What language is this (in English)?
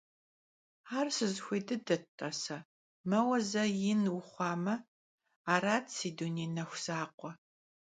Kabardian